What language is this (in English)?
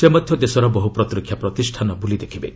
Odia